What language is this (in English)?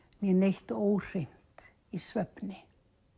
Icelandic